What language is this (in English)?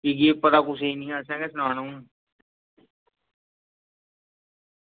Dogri